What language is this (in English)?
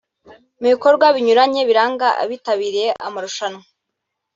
Kinyarwanda